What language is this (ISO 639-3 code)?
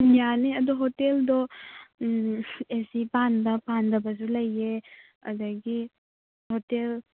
mni